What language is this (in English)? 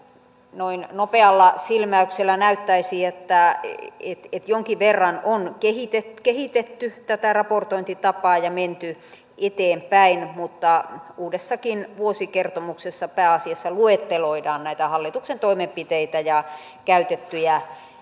Finnish